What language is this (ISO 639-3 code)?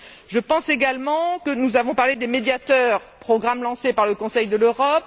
fra